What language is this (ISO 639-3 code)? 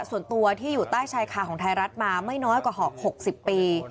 tha